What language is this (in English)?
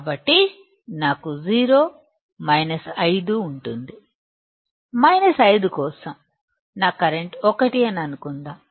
Telugu